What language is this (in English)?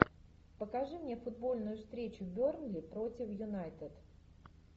Russian